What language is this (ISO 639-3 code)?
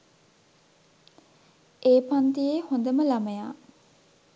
sin